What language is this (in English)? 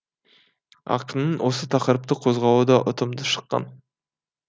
Kazakh